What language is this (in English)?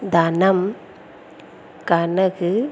Tamil